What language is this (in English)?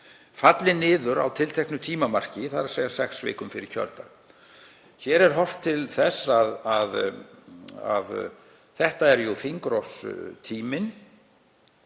Icelandic